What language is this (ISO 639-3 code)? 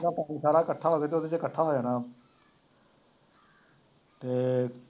pan